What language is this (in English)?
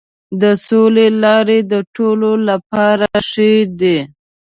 Pashto